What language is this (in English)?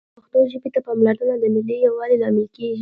Pashto